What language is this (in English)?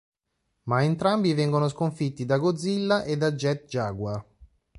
Italian